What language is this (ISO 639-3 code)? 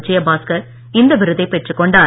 tam